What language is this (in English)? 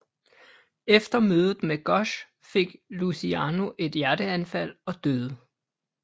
Danish